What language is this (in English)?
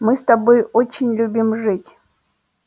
Russian